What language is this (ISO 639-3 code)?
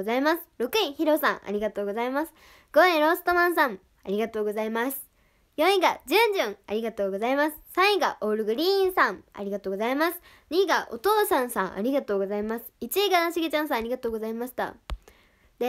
jpn